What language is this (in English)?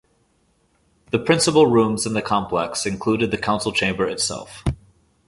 English